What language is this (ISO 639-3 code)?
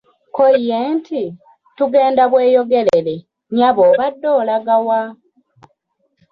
lug